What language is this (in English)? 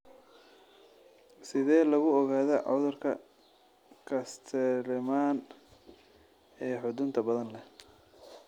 Somali